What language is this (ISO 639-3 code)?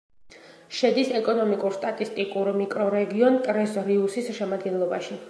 kat